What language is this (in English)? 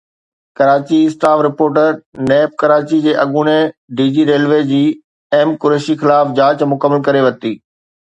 Sindhi